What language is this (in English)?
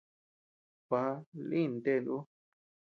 Tepeuxila Cuicatec